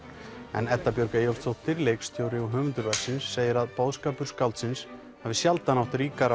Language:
Icelandic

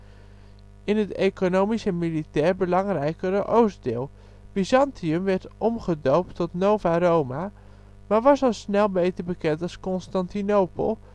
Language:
Dutch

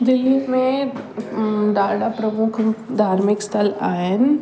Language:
Sindhi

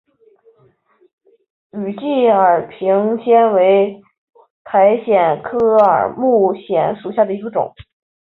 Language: Chinese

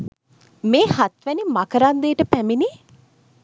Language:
Sinhala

